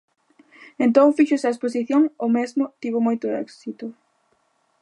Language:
Galician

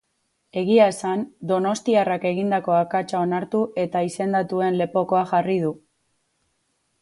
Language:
Basque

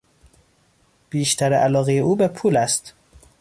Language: Persian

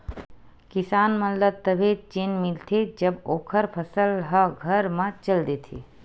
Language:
Chhattisgarhi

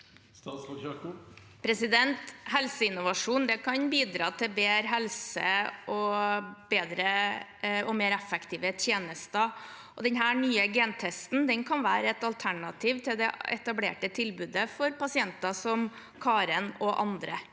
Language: Norwegian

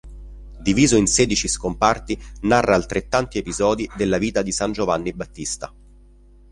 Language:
Italian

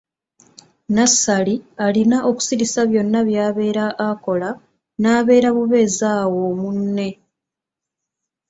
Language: Ganda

